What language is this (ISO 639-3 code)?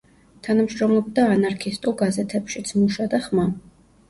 kat